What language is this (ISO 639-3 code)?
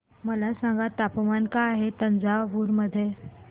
mar